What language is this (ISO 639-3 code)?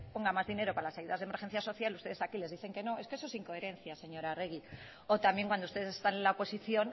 spa